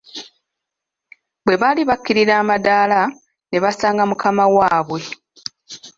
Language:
Ganda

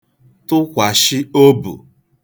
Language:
Igbo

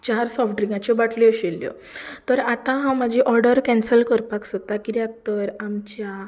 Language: Konkani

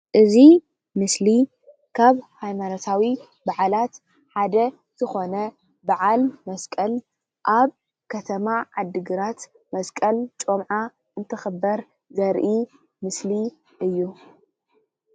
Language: Tigrinya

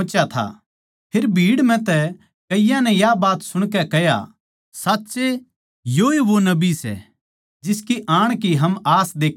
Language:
Haryanvi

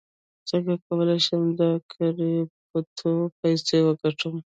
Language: Pashto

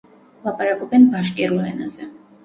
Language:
Georgian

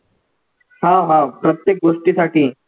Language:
Marathi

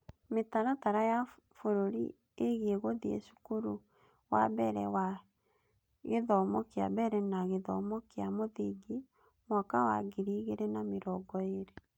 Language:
Kikuyu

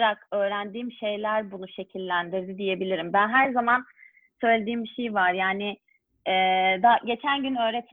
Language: Turkish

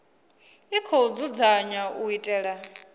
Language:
Venda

